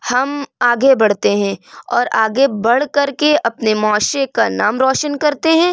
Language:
Urdu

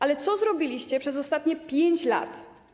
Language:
Polish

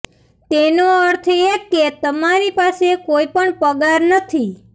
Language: Gujarati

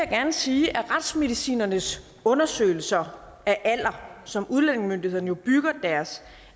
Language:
Danish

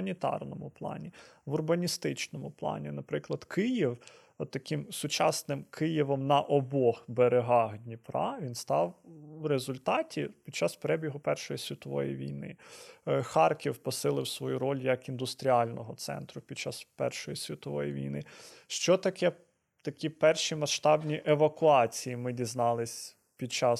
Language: Ukrainian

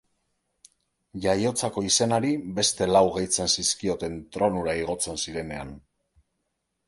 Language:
Basque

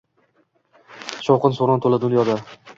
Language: Uzbek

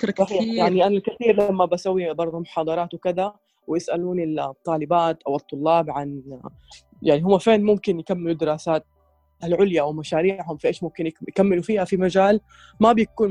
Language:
Arabic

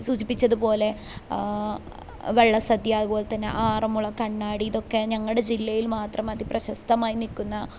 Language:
Malayalam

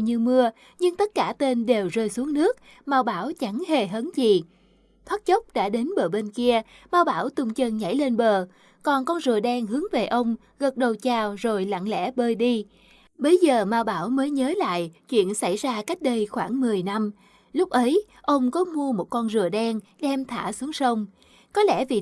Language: Vietnamese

